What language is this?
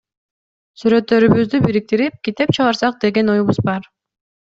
Kyrgyz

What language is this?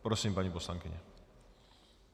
Czech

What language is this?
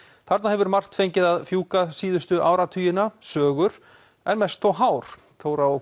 Icelandic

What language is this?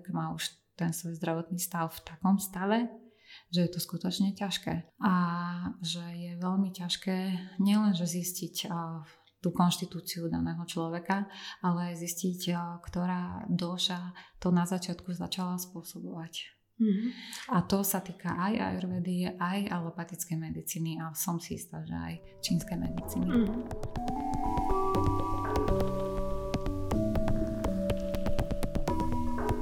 Slovak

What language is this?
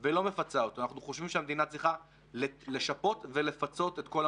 Hebrew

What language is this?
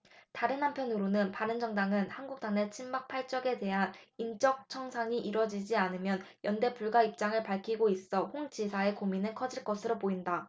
Korean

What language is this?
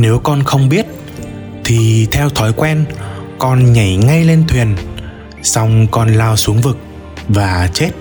Vietnamese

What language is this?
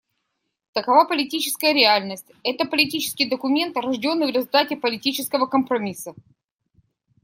Russian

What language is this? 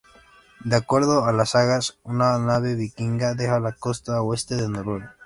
Spanish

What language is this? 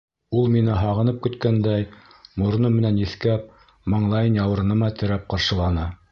Bashkir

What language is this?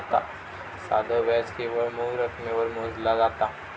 Marathi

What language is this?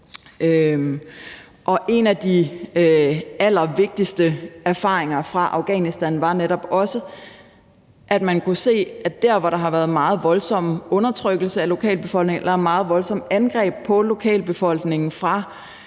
Danish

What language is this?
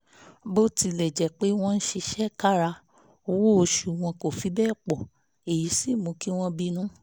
Yoruba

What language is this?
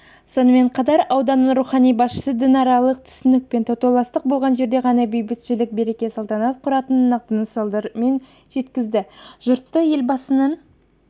Kazakh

